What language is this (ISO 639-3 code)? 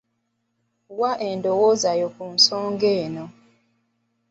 lug